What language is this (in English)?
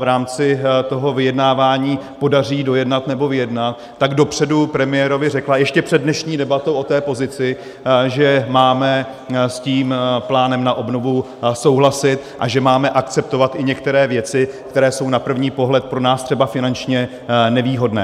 Czech